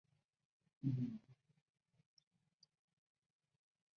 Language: Chinese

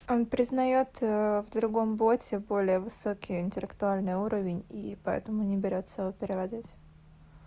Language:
Russian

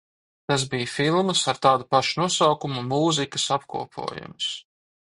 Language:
Latvian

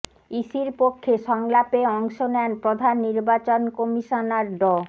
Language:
Bangla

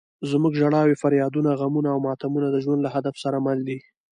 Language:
Pashto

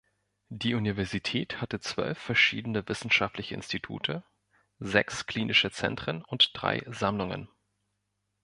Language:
German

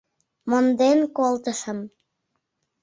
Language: Mari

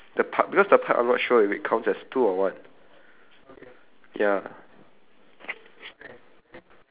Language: English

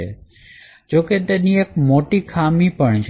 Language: Gujarati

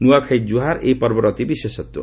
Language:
Odia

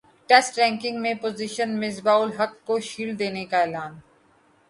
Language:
Urdu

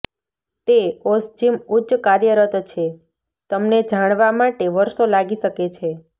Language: Gujarati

